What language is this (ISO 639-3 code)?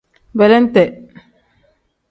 kdh